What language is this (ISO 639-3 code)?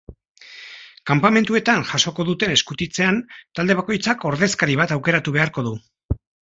eus